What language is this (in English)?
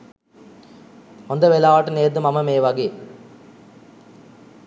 Sinhala